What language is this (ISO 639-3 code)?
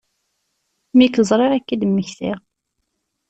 kab